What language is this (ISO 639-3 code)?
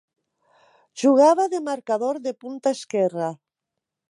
cat